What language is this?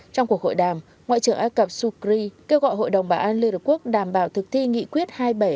Vietnamese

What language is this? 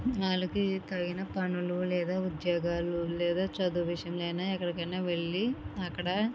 Telugu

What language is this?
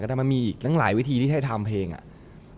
Thai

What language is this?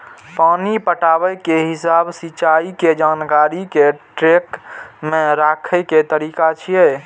Maithili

